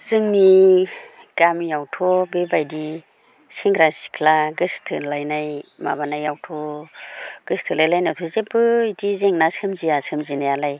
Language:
Bodo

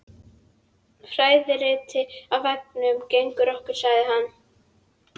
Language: Icelandic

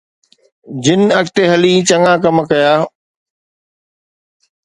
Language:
Sindhi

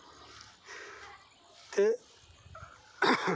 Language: Dogri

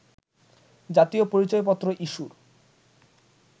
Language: Bangla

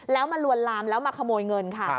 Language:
Thai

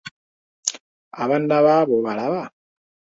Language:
Ganda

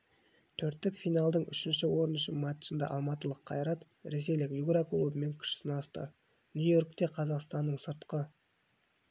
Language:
Kazakh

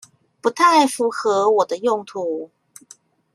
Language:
Chinese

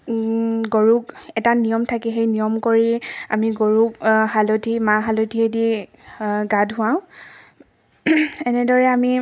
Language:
Assamese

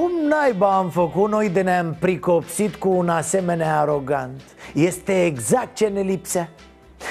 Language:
Romanian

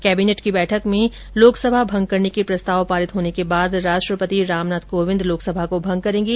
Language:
Hindi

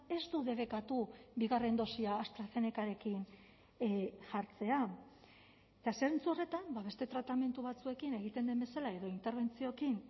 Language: Basque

